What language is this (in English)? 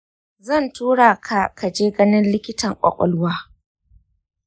Hausa